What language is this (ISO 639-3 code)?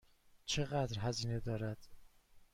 fas